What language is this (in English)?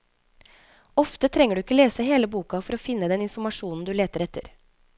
Norwegian